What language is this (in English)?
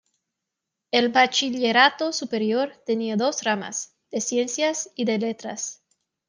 Spanish